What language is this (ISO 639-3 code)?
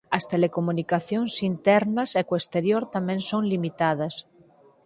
glg